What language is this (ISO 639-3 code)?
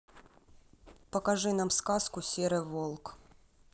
rus